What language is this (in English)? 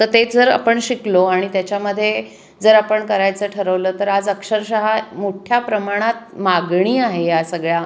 Marathi